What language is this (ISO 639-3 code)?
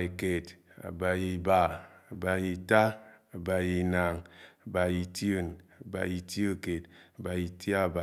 anw